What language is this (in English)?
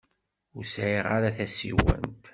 Kabyle